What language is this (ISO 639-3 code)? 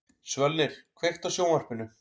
isl